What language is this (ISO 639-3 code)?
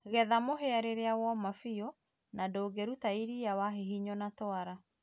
kik